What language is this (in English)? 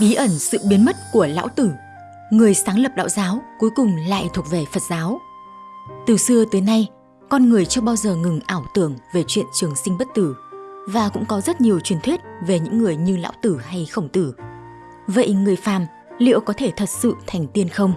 Vietnamese